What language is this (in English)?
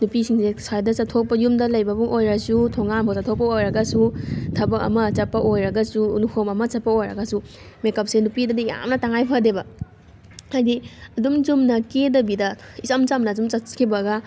Manipuri